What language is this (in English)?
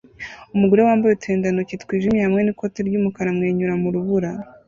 Kinyarwanda